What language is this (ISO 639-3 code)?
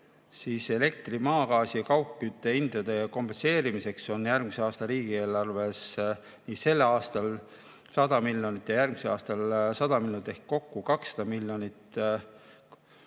est